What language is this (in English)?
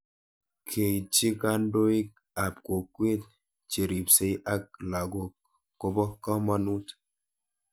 Kalenjin